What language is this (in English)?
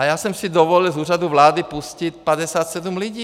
Czech